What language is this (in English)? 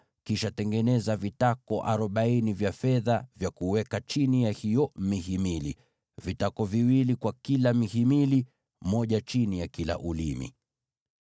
Swahili